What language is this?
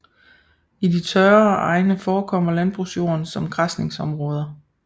Danish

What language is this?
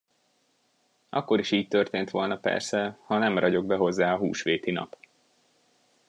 Hungarian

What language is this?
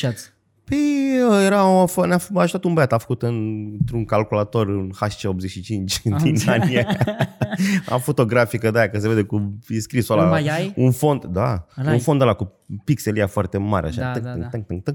Romanian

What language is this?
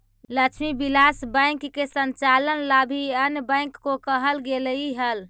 Magahi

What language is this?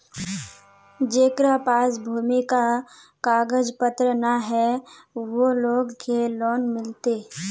Magahi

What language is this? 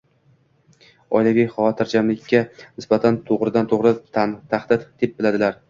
Uzbek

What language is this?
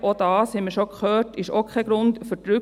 Swiss German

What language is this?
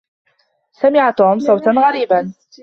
Arabic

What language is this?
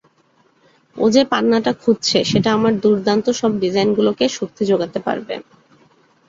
Bangla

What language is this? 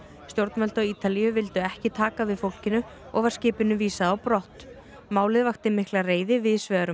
Icelandic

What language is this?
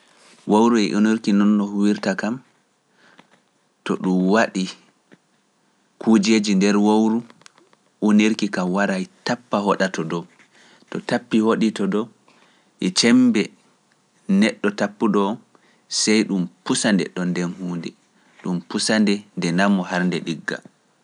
Pular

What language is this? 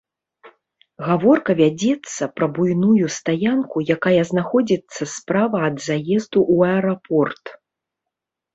Belarusian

